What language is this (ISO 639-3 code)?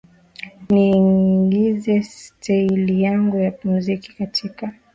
swa